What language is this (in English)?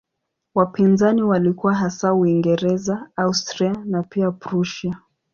Swahili